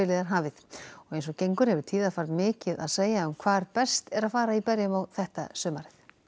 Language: Icelandic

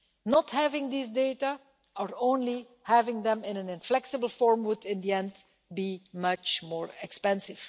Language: English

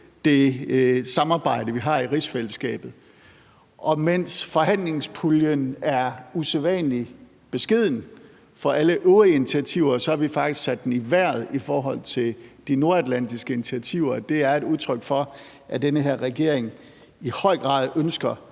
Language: Danish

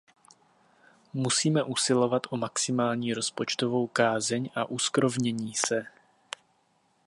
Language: Czech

